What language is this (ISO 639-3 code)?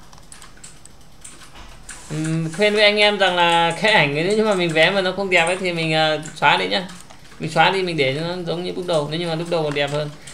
vie